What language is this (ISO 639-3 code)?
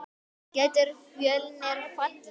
isl